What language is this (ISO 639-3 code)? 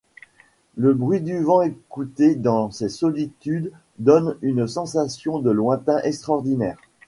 fra